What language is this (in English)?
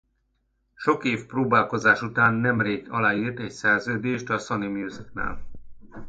Hungarian